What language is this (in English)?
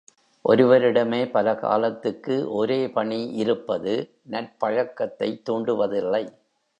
Tamil